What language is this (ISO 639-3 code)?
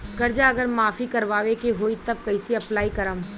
bho